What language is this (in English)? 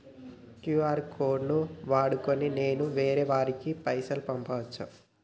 Telugu